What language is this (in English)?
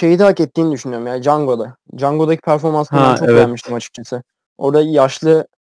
Turkish